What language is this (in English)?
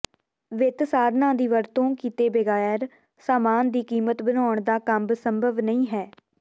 Punjabi